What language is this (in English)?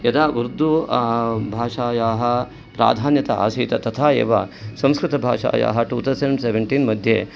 Sanskrit